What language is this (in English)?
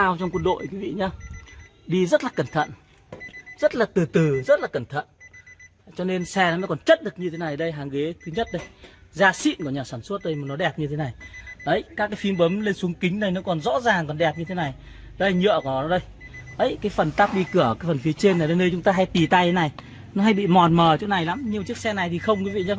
Vietnamese